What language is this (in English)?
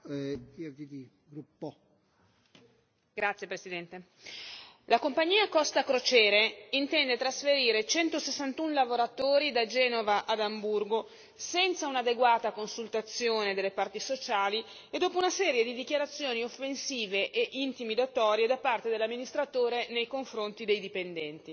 Italian